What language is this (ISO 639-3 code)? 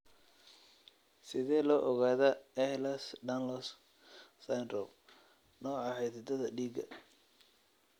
som